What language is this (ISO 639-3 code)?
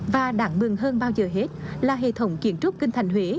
vie